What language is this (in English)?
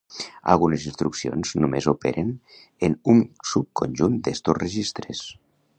Catalan